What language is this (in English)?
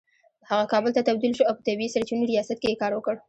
Pashto